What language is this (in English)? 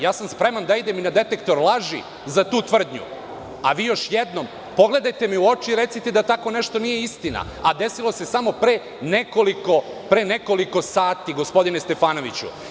Serbian